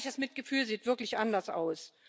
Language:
German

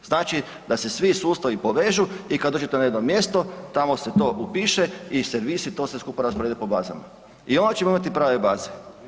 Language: Croatian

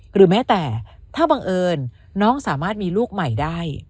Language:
Thai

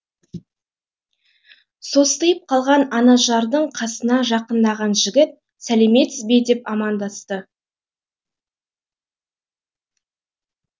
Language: Kazakh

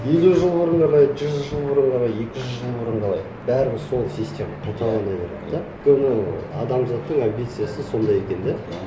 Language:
Kazakh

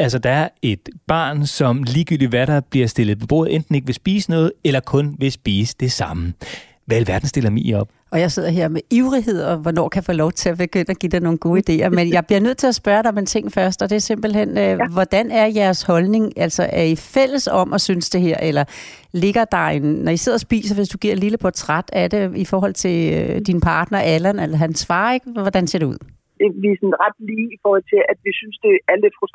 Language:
Danish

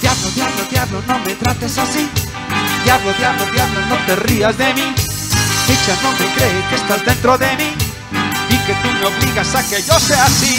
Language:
Spanish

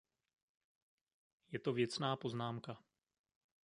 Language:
Czech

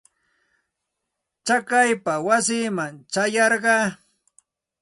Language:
Santa Ana de Tusi Pasco Quechua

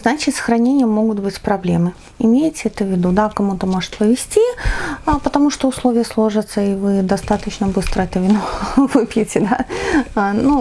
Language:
Russian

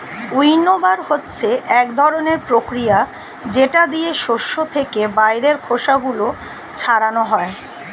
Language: Bangla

